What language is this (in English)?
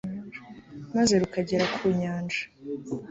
Kinyarwanda